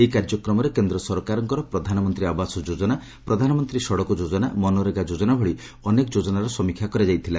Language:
Odia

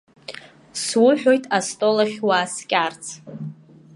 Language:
Abkhazian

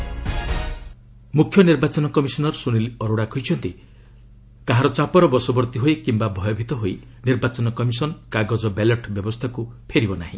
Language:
Odia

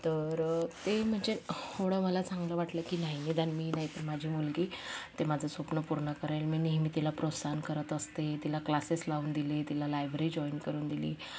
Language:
Marathi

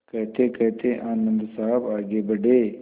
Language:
Hindi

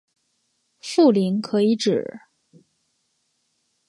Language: Chinese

